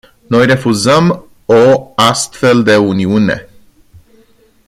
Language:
Romanian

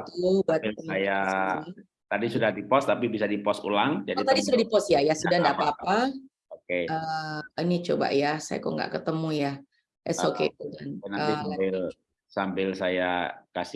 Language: Indonesian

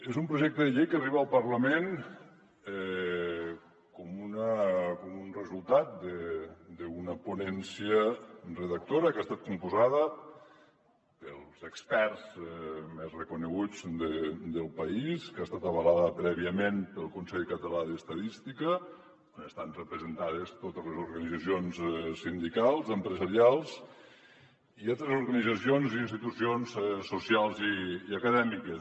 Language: Catalan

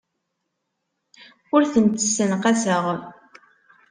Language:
Kabyle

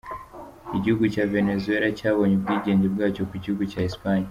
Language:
Kinyarwanda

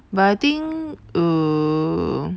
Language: English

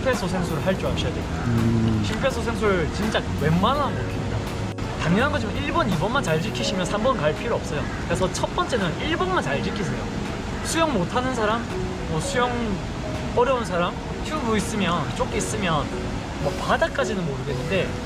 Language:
Korean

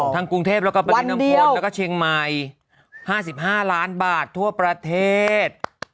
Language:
Thai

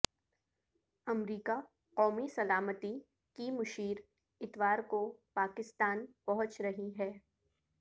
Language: Urdu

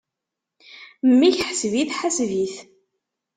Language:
Kabyle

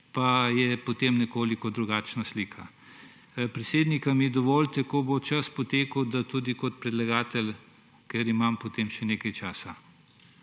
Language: Slovenian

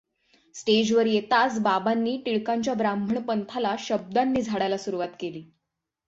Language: Marathi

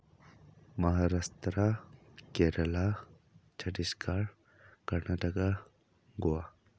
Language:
Manipuri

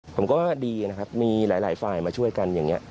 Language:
Thai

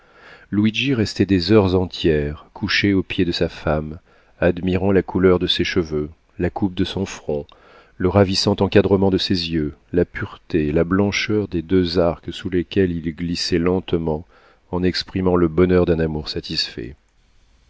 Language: French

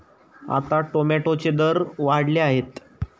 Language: Marathi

